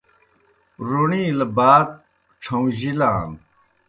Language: Kohistani Shina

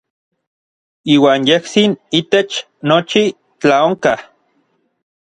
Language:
Orizaba Nahuatl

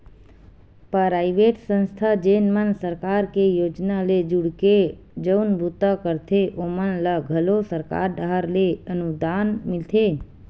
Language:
Chhattisgarhi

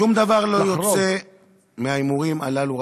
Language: Hebrew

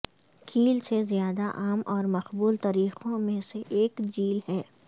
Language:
Urdu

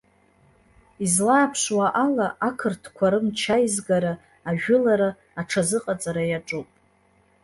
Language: Abkhazian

